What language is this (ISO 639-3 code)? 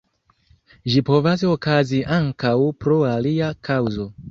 epo